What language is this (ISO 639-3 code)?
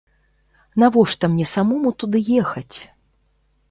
bel